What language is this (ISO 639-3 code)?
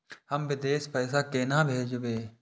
mai